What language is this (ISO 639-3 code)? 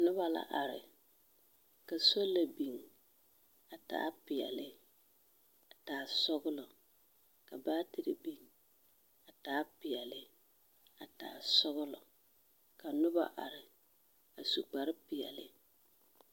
dga